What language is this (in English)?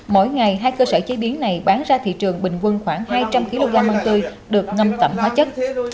Vietnamese